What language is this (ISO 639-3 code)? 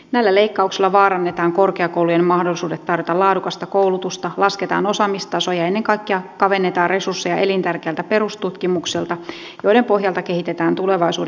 fin